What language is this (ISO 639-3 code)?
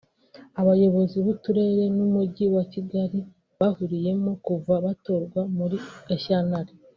kin